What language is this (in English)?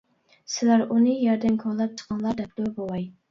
Uyghur